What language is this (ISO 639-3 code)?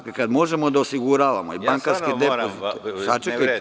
srp